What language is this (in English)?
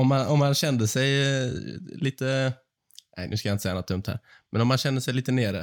Swedish